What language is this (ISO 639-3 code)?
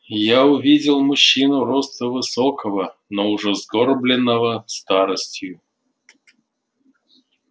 rus